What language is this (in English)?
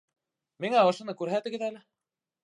Bashkir